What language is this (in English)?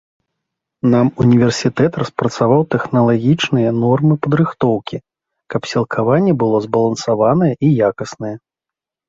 Belarusian